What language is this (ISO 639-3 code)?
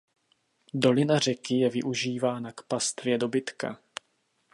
ces